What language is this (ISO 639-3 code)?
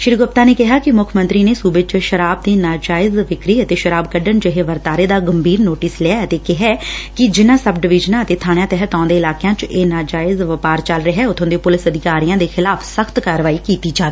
pan